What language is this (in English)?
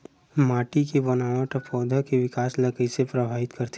Chhattisgarhi